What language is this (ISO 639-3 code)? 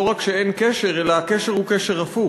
heb